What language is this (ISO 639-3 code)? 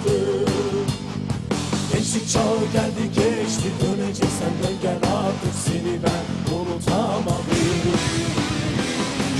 tur